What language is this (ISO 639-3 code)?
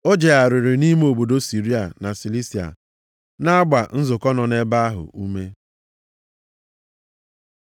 ibo